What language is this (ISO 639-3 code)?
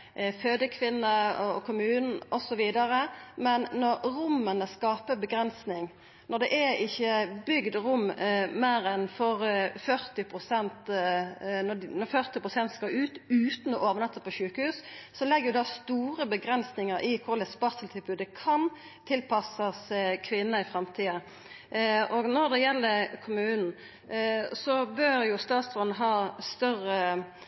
nno